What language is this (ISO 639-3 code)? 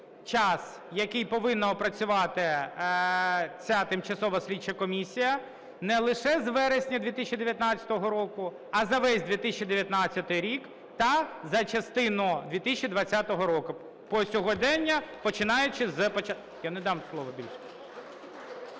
ukr